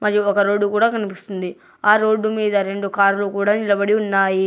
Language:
Telugu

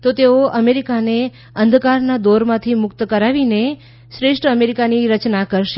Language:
Gujarati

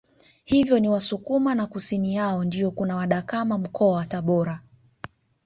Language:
Swahili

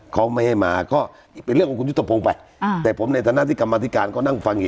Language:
Thai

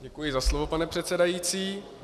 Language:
Czech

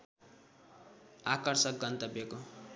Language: Nepali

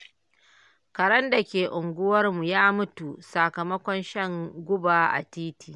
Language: Hausa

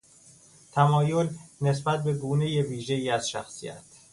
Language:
Persian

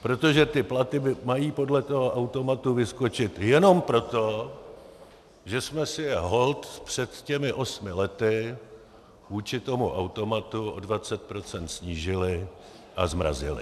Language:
Czech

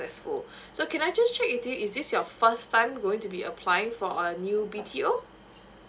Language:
English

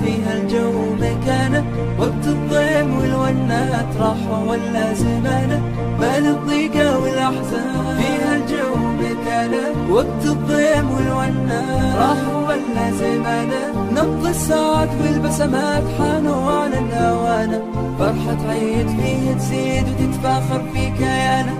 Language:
Arabic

